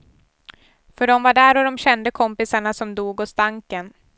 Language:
Swedish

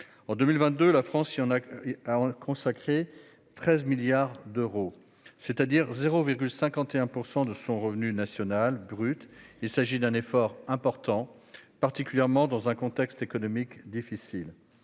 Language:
French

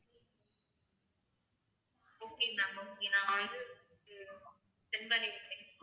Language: Tamil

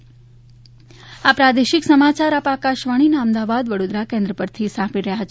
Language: Gujarati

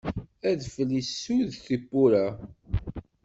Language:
Kabyle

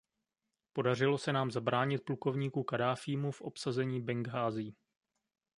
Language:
Czech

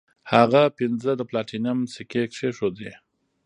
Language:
Pashto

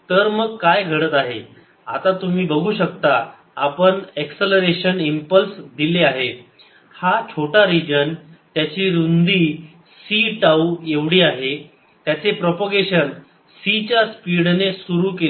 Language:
Marathi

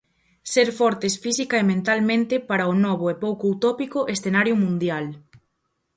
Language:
Galician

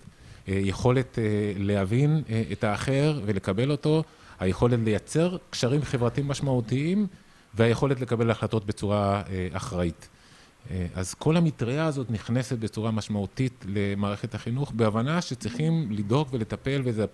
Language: Hebrew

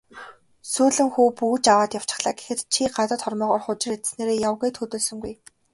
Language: Mongolian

